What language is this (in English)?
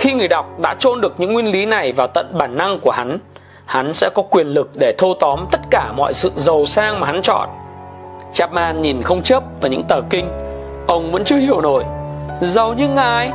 Vietnamese